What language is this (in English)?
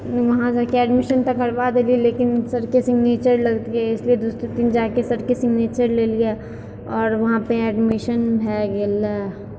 Maithili